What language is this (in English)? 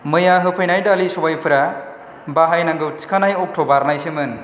Bodo